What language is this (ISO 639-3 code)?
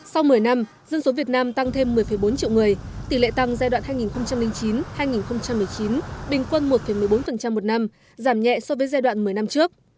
vie